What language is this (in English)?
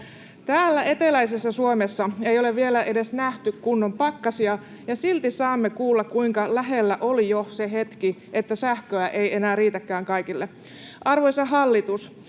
Finnish